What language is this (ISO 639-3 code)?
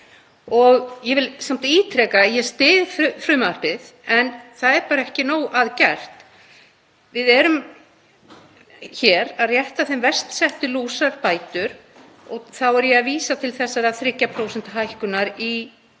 isl